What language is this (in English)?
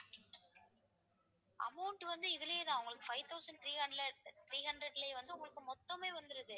Tamil